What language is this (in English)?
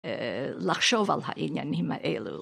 Hebrew